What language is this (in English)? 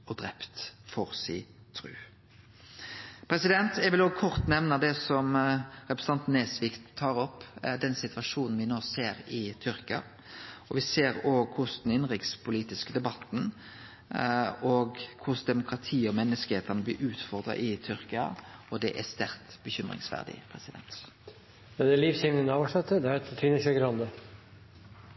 Norwegian Nynorsk